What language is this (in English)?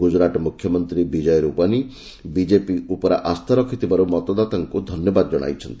Odia